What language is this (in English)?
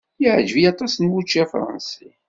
Kabyle